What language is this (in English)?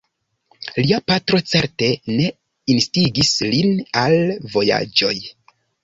Esperanto